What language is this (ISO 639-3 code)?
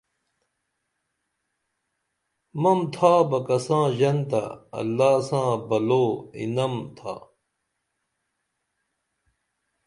dml